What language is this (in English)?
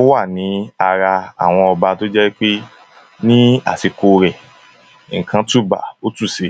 Yoruba